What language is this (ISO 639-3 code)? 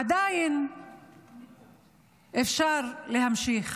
heb